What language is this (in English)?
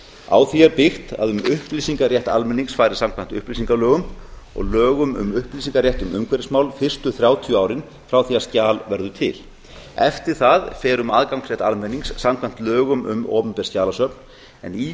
Icelandic